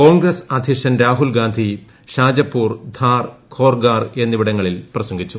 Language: Malayalam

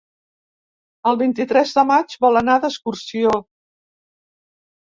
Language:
Catalan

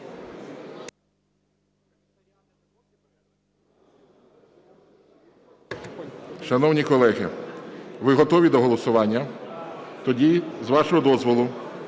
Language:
Ukrainian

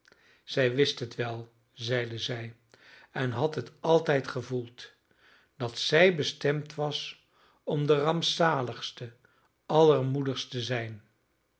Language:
Dutch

